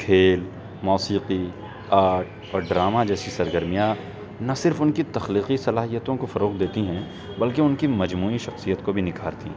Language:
Urdu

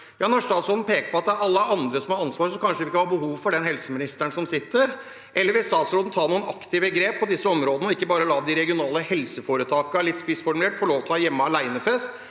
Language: Norwegian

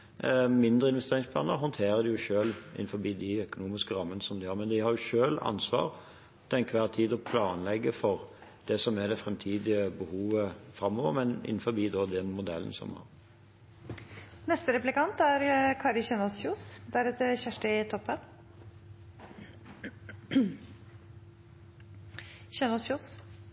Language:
Norwegian Bokmål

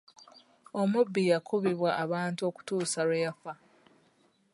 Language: Ganda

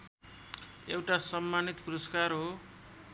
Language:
Nepali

